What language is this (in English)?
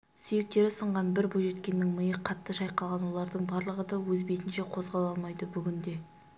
Kazakh